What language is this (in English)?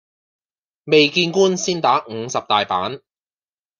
Cantonese